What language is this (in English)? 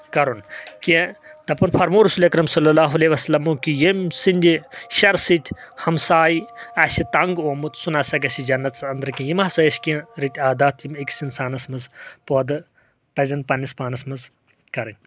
Kashmiri